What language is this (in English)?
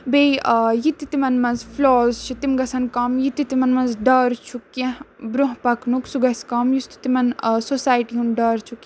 Kashmiri